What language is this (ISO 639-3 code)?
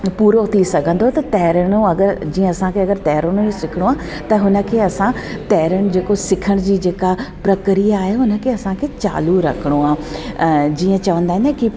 snd